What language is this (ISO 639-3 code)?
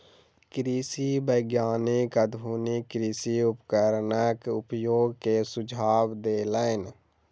mai